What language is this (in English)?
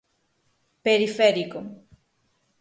Galician